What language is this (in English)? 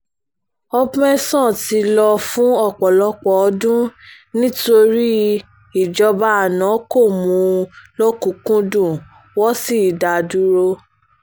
Yoruba